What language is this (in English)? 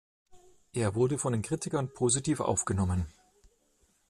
German